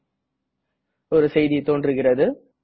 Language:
Tamil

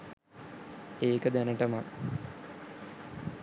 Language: Sinhala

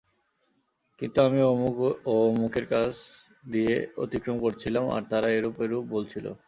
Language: Bangla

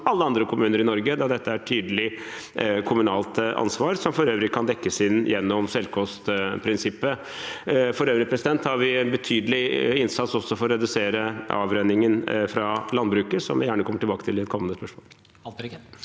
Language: Norwegian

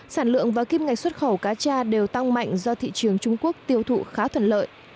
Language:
Vietnamese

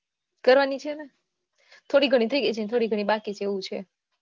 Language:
Gujarati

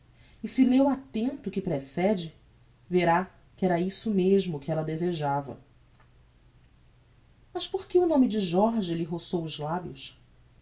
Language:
Portuguese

